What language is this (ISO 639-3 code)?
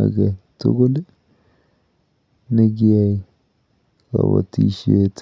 kln